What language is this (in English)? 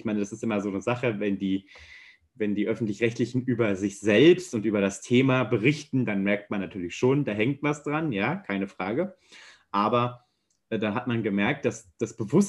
German